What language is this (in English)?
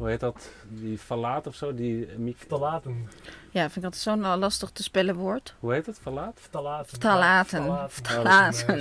Dutch